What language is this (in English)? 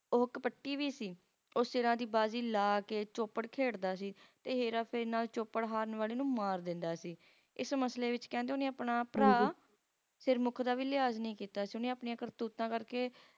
Punjabi